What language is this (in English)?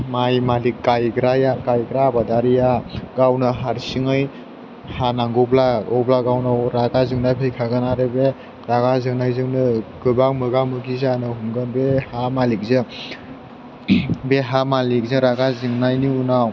Bodo